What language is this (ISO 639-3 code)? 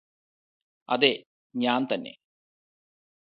mal